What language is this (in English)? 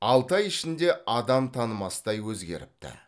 Kazakh